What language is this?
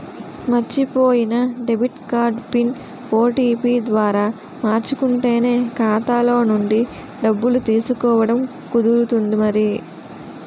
Telugu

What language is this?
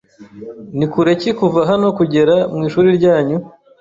Kinyarwanda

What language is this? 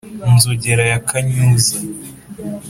Kinyarwanda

